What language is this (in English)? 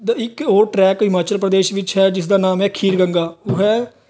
Punjabi